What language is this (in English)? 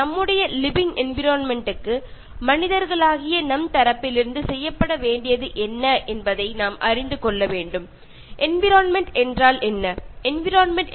Malayalam